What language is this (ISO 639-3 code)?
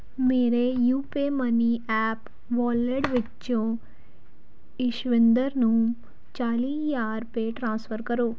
pan